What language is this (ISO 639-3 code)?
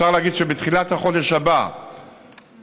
heb